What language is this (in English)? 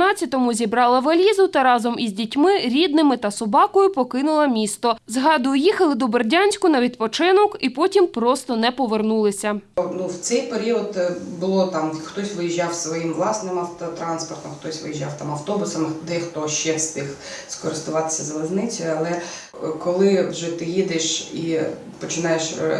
Ukrainian